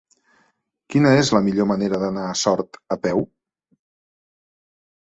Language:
Catalan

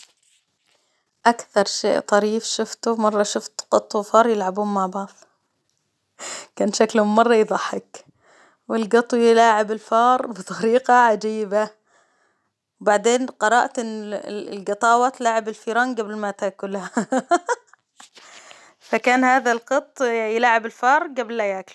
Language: Hijazi Arabic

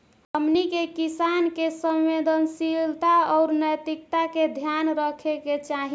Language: Bhojpuri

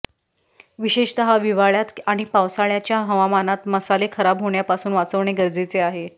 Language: Marathi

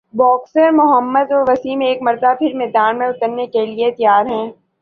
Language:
Urdu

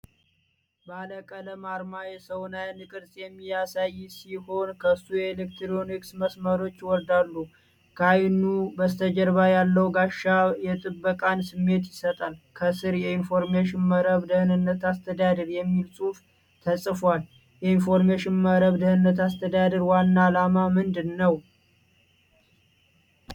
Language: Amharic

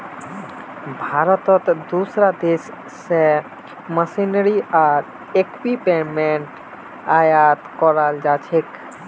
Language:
Magahi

